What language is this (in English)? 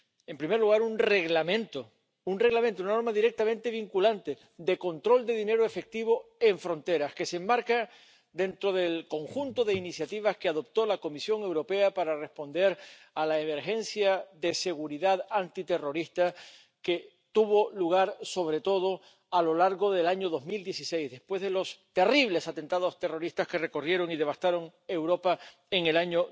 Spanish